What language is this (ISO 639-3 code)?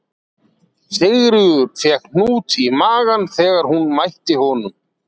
isl